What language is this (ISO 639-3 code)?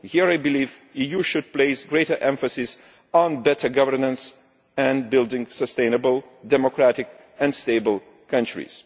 eng